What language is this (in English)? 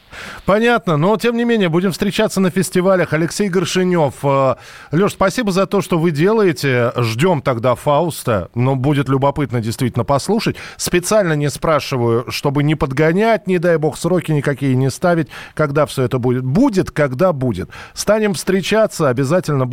Russian